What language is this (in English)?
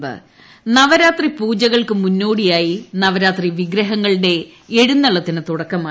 Malayalam